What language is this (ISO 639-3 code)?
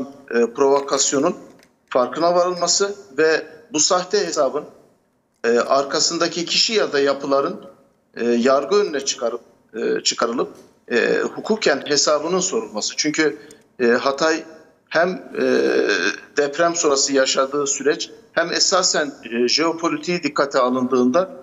tur